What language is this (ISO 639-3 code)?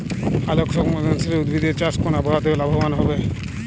ben